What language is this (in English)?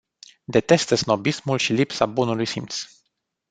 Romanian